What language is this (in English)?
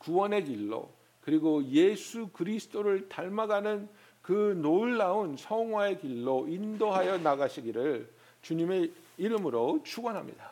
Korean